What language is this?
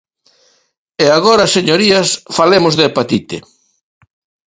Galician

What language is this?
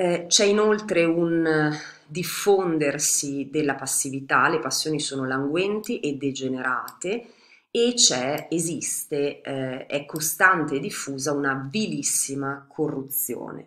Italian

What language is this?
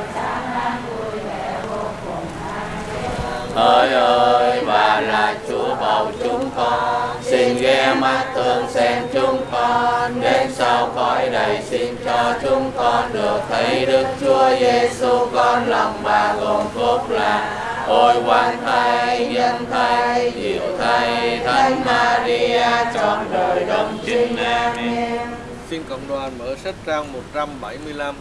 Vietnamese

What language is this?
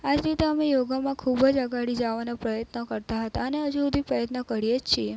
Gujarati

